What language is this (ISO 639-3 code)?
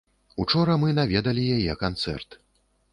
bel